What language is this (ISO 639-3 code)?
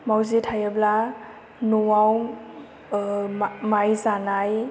brx